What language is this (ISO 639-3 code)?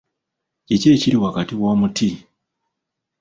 lug